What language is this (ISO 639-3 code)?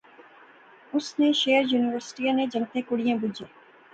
phr